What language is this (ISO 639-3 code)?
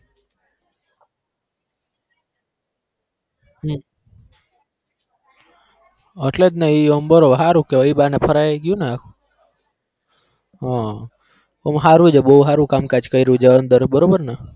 guj